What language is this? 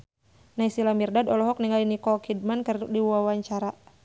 Sundanese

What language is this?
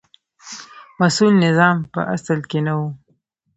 Pashto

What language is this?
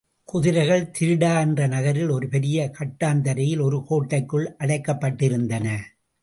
Tamil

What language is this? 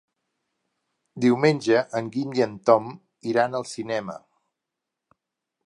Catalan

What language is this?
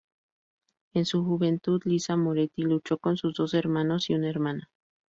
Spanish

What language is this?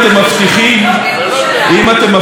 Hebrew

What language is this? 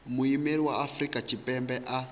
Venda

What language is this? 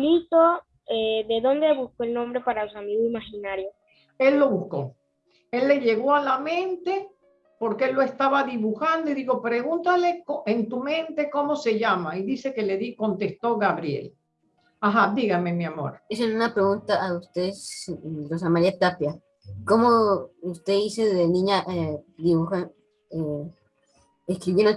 Spanish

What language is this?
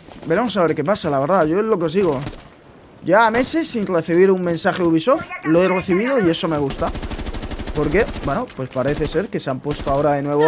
Spanish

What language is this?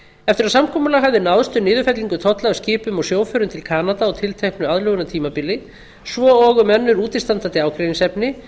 Icelandic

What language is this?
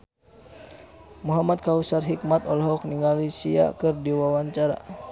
Sundanese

